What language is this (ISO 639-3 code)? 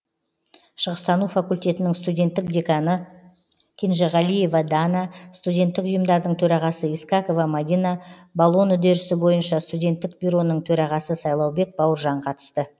kaz